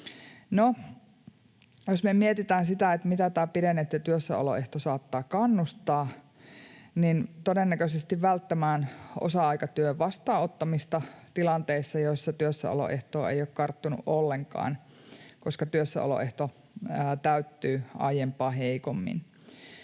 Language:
Finnish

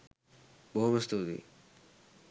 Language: Sinhala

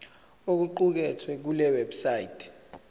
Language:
Zulu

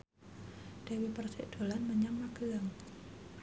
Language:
Javanese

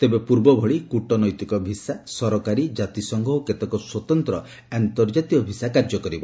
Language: Odia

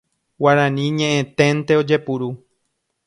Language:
Guarani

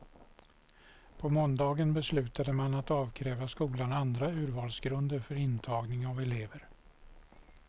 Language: Swedish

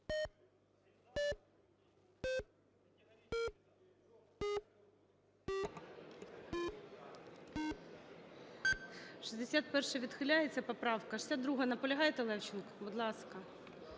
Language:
Ukrainian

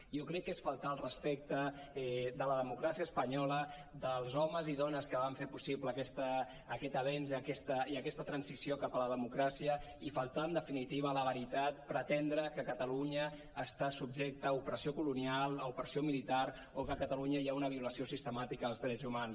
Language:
Catalan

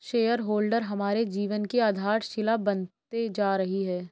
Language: Hindi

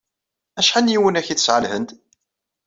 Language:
Kabyle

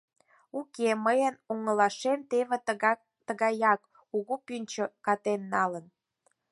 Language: Mari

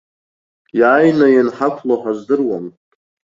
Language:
Abkhazian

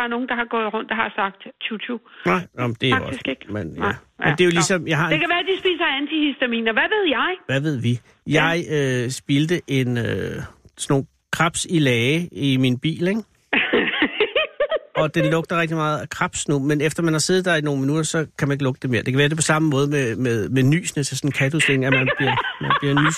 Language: Danish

